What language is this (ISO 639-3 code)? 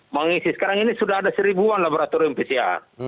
ind